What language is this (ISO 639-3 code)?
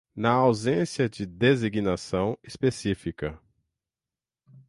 por